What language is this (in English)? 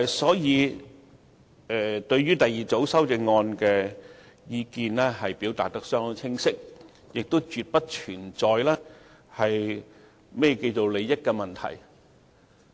Cantonese